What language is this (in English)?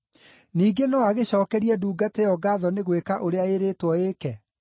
Kikuyu